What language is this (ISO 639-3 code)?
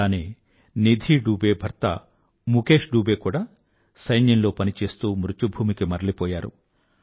tel